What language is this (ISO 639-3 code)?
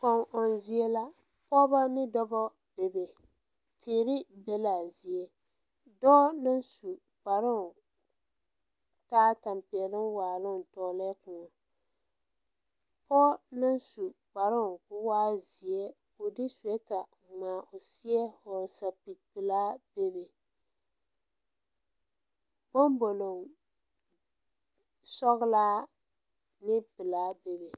dga